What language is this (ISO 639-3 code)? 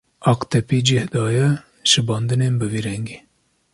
kur